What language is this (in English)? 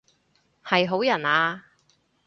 Cantonese